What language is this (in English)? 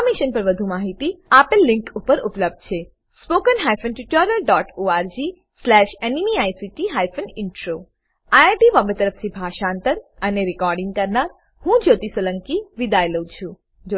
Gujarati